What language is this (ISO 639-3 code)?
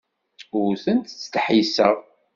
kab